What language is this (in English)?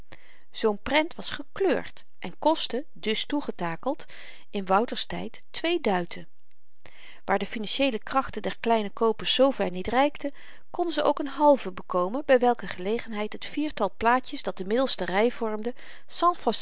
Dutch